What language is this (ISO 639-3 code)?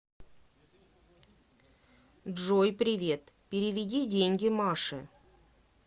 rus